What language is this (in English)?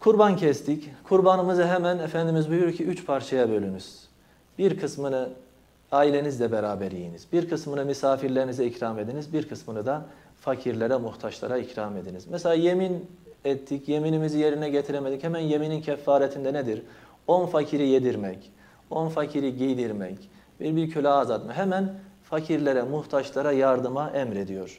Turkish